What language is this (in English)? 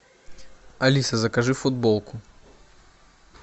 Russian